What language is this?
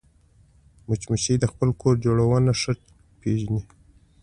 Pashto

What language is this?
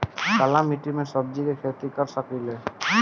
Bhojpuri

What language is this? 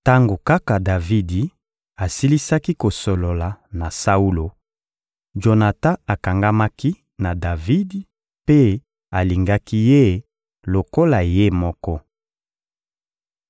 Lingala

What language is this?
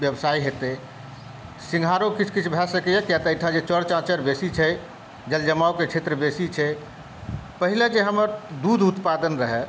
Maithili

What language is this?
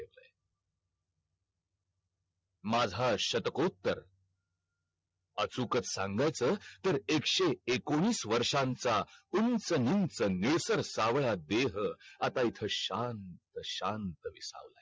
Marathi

